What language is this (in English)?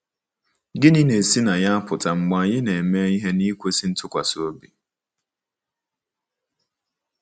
Igbo